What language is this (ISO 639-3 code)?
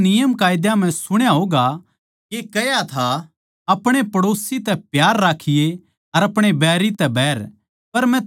bgc